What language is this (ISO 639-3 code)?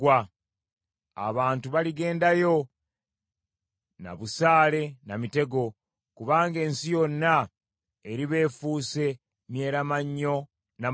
lug